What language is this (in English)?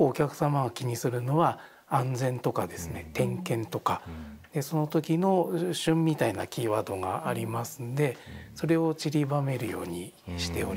Japanese